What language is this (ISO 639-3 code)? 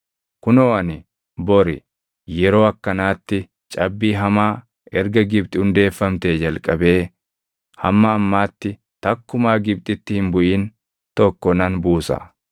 orm